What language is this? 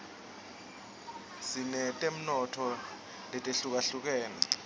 Swati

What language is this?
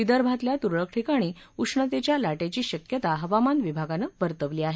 Marathi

